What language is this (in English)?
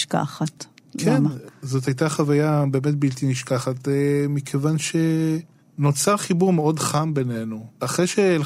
Hebrew